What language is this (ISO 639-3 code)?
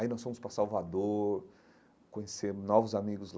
por